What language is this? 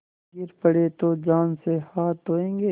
Hindi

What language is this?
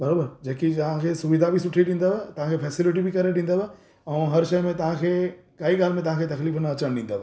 Sindhi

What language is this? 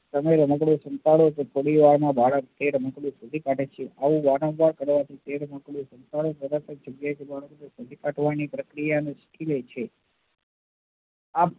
Gujarati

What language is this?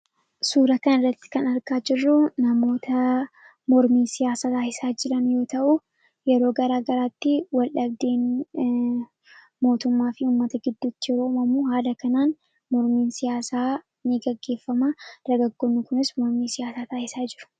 Oromo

